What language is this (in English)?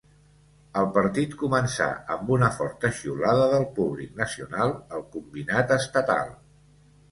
Catalan